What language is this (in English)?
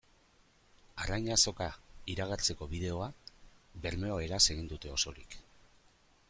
Basque